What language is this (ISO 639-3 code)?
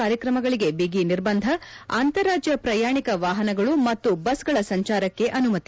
kan